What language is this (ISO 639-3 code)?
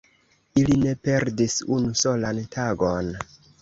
epo